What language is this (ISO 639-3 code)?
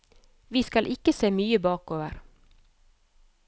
nor